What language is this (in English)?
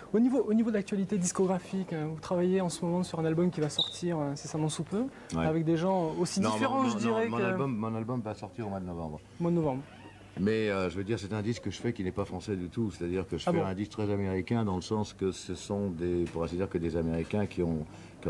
French